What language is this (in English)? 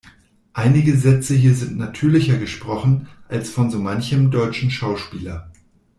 German